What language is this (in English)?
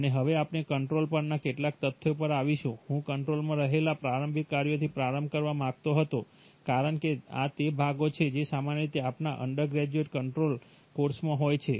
Gujarati